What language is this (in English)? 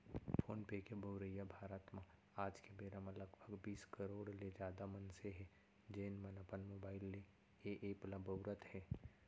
Chhattisgarhi